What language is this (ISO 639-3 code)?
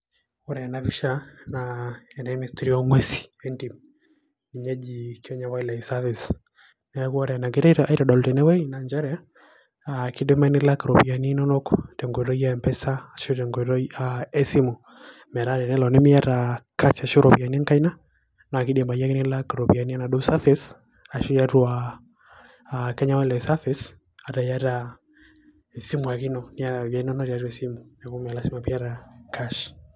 mas